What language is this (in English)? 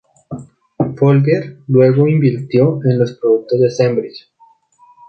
Spanish